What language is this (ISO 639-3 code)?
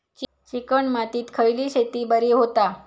mar